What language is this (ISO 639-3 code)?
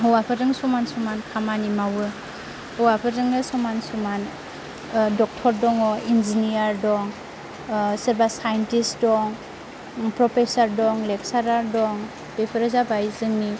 brx